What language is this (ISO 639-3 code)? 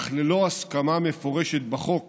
heb